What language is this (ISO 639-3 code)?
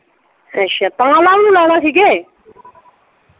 pan